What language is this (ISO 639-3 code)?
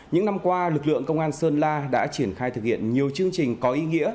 vie